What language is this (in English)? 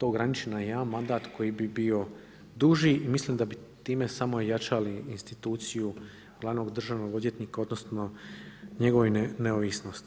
Croatian